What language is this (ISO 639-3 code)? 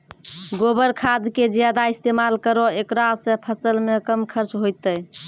mai